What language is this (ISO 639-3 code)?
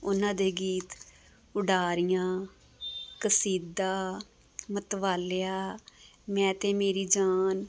pan